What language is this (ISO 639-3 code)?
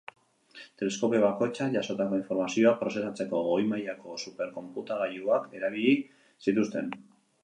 eus